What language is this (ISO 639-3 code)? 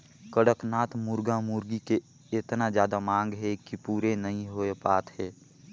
hne